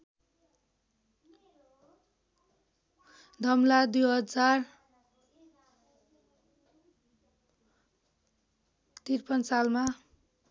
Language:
Nepali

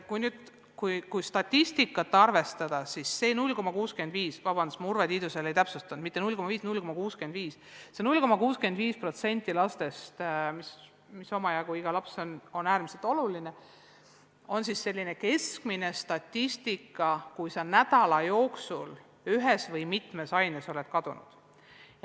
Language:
Estonian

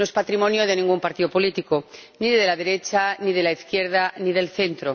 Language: Spanish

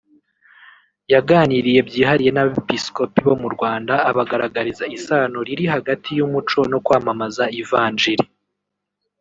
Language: Kinyarwanda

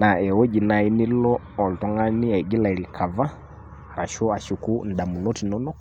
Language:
Masai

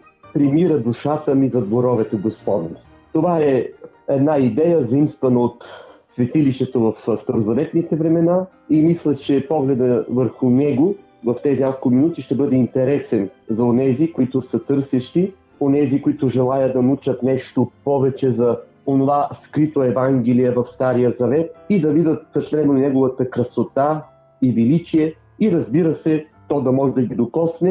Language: Bulgarian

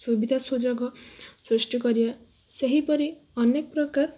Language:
Odia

